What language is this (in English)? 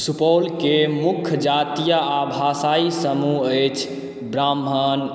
Maithili